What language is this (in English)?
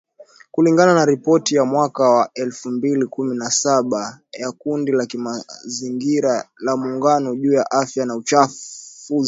Swahili